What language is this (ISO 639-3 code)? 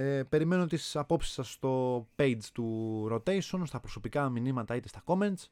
ell